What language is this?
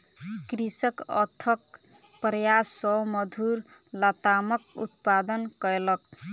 Maithili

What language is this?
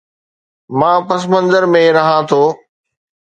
Sindhi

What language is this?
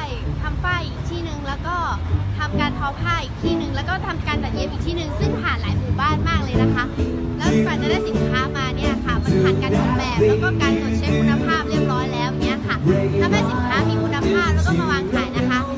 Thai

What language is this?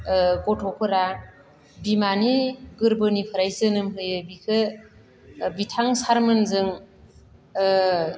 Bodo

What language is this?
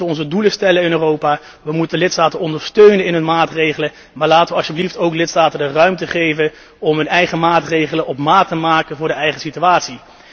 Dutch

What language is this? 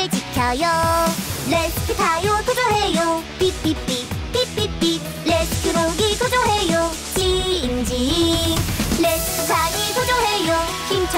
Korean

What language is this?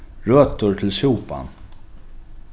Faroese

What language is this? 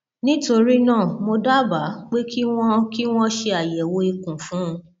Yoruba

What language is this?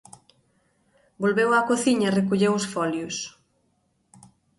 Galician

